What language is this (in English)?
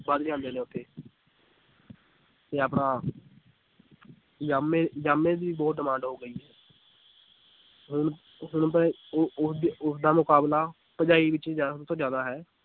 Punjabi